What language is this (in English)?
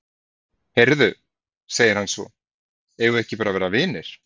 Icelandic